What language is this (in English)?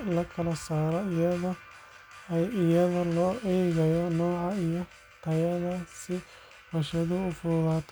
Somali